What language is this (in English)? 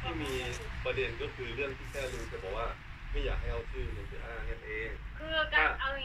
Thai